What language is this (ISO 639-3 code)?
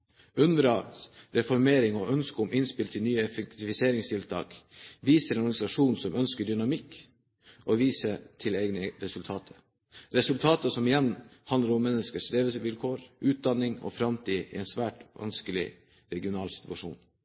nob